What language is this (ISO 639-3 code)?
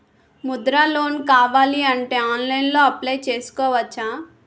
tel